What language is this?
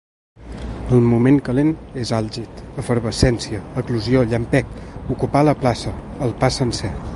Catalan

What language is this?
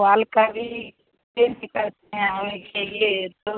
Hindi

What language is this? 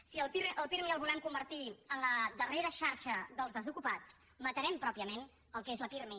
Catalan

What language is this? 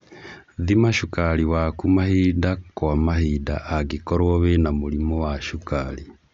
Kikuyu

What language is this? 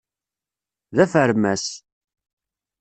Kabyle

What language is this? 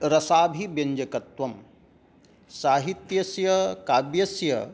Sanskrit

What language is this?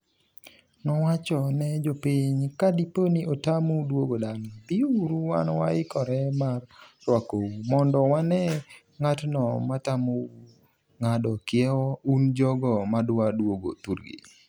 Luo (Kenya and Tanzania)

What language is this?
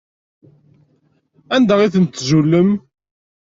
Kabyle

